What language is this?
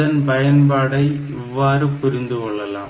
Tamil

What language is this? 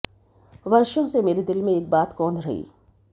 Hindi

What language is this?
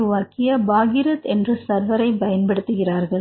Tamil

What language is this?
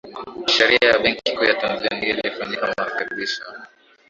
Swahili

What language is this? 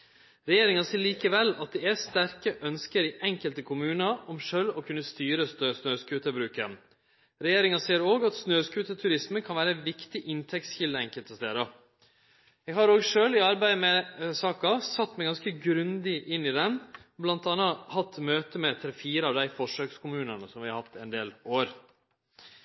Norwegian Nynorsk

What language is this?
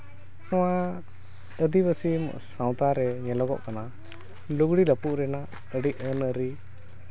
Santali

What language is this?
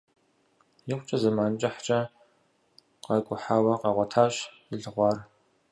Kabardian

